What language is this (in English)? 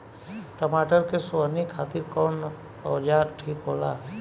Bhojpuri